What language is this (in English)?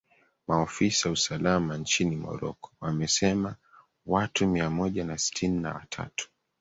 Swahili